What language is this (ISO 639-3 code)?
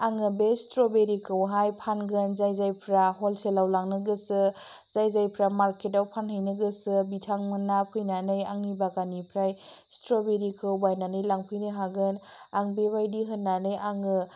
brx